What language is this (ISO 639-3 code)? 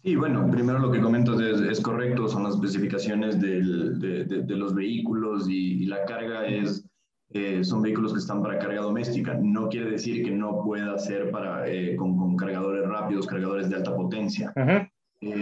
spa